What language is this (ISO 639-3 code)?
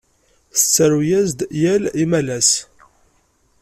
kab